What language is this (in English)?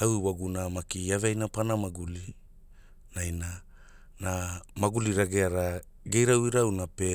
Hula